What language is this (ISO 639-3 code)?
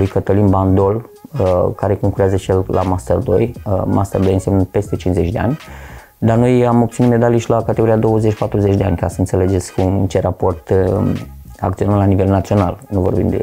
ron